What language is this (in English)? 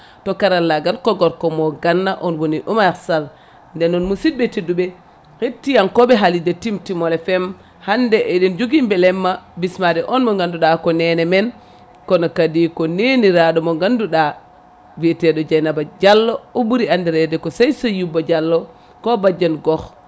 Fula